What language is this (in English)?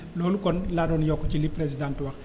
Wolof